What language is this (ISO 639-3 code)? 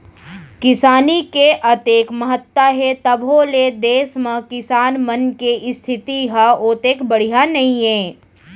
hne